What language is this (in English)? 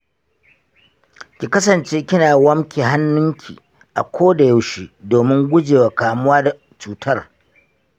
Hausa